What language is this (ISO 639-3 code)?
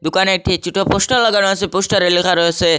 ben